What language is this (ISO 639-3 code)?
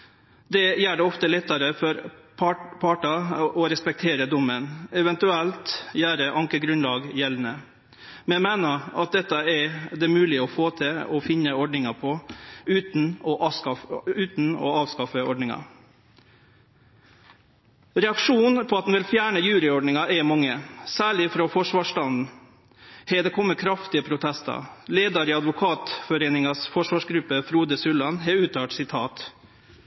nno